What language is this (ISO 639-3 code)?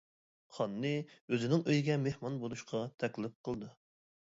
uig